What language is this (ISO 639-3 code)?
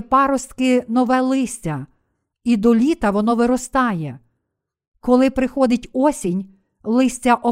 ukr